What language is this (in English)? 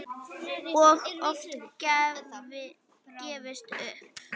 Icelandic